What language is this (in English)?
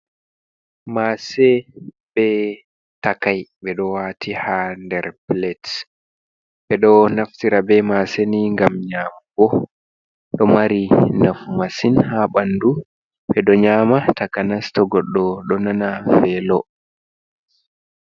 Fula